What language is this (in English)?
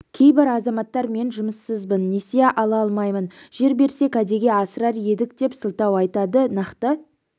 Kazakh